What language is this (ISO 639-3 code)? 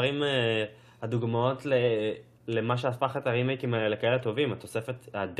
heb